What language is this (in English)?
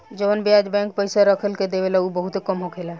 Bhojpuri